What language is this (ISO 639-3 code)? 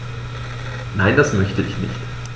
deu